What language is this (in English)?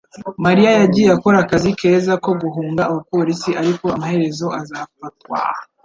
Kinyarwanda